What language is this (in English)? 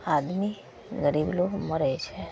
Maithili